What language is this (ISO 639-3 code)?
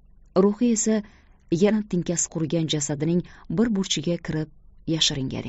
tur